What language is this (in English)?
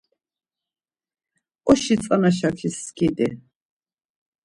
Laz